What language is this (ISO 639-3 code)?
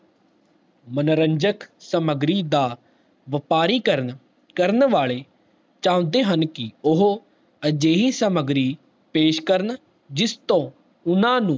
pan